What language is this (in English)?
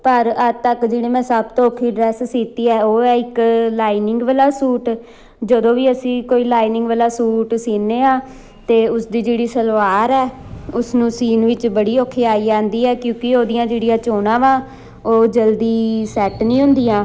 Punjabi